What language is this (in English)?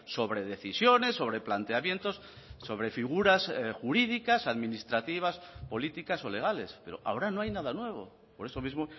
Spanish